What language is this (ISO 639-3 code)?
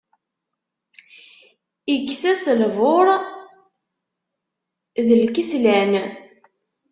kab